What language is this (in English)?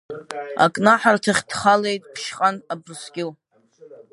Abkhazian